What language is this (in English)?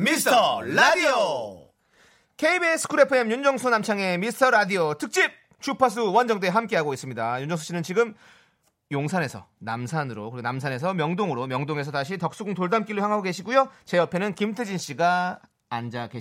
Korean